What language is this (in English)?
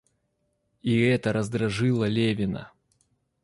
Russian